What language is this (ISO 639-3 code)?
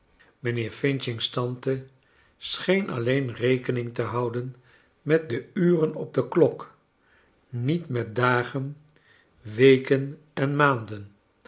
nld